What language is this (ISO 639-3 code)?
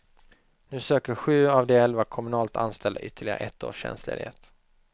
swe